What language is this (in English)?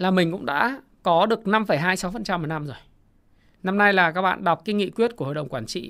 Vietnamese